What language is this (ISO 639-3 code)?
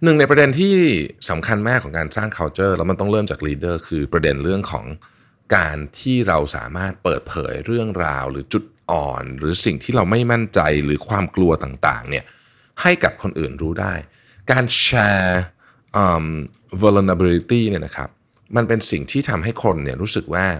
tha